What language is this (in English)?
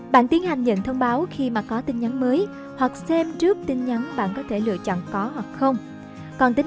Vietnamese